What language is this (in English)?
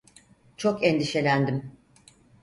Turkish